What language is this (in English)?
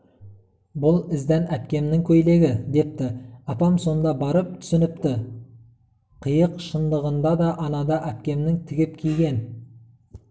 Kazakh